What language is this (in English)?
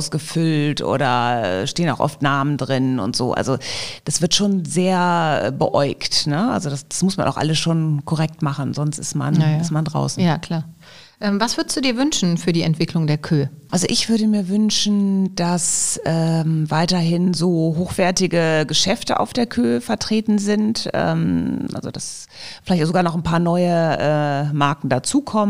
German